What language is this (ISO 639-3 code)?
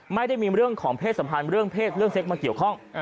tha